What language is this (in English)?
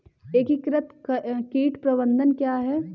Hindi